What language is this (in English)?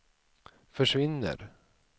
Swedish